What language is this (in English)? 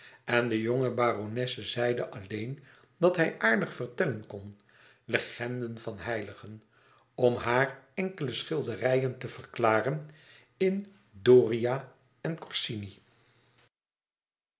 Dutch